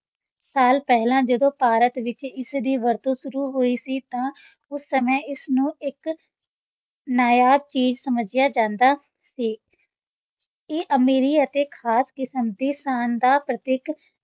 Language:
Punjabi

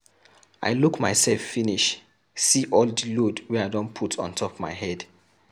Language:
Nigerian Pidgin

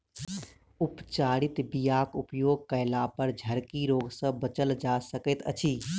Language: Maithili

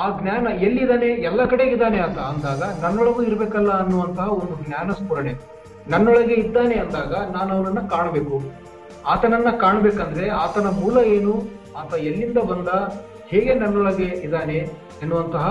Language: Kannada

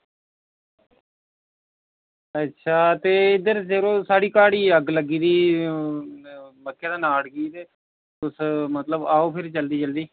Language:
Dogri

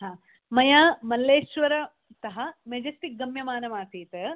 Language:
Sanskrit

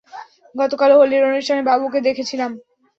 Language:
Bangla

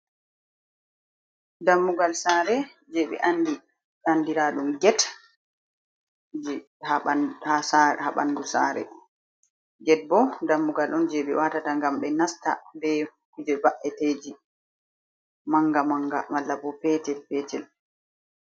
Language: Fula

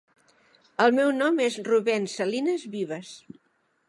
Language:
Catalan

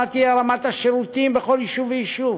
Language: Hebrew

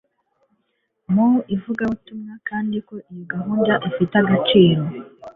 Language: Kinyarwanda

